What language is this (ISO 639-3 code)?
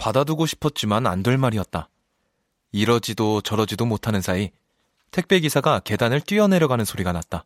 kor